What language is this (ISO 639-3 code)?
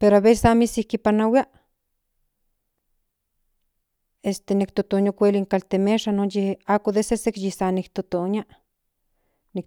nhn